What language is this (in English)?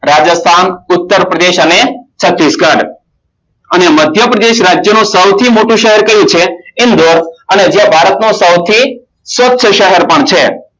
Gujarati